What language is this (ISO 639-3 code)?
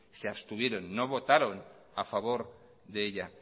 spa